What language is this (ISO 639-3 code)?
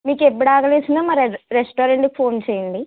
tel